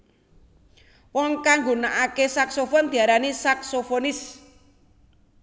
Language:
Javanese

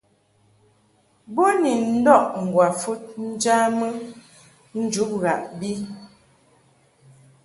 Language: Mungaka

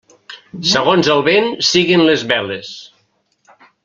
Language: Catalan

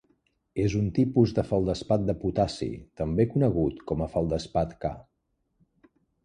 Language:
Catalan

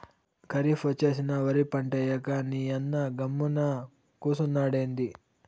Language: Telugu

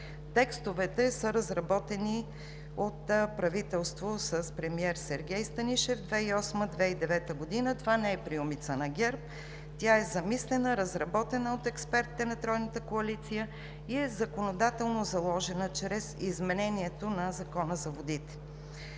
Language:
Bulgarian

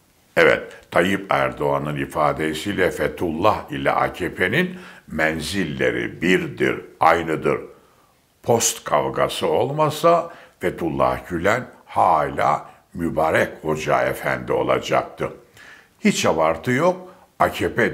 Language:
Turkish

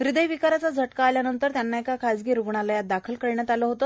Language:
Marathi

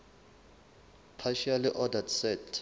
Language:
Southern Sotho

